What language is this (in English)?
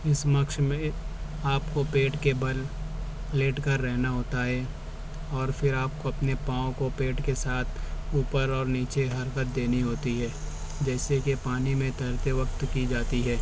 Urdu